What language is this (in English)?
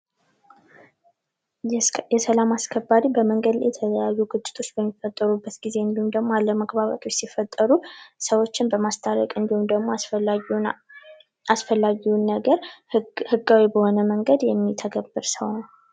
Amharic